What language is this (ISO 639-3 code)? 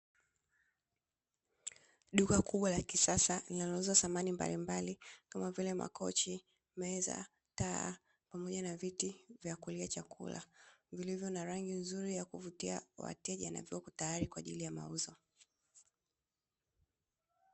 swa